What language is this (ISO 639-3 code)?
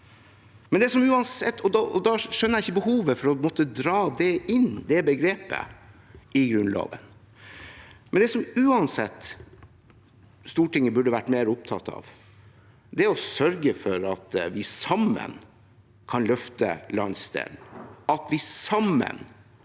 nor